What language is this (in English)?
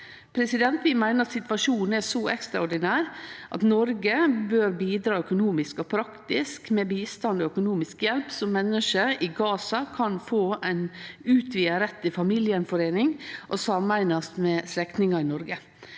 Norwegian